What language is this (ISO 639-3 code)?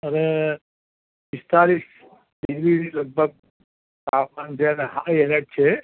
guj